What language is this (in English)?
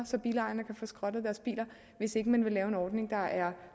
Danish